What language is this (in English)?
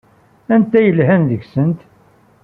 Kabyle